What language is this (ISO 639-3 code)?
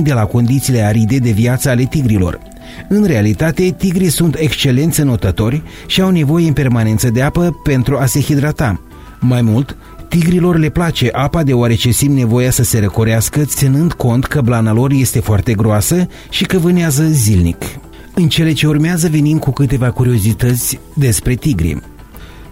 ron